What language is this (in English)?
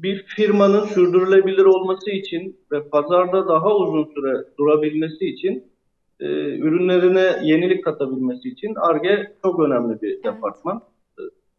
Turkish